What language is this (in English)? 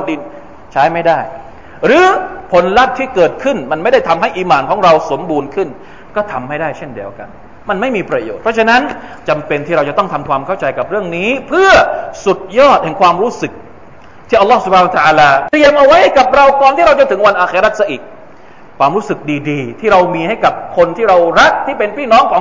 Thai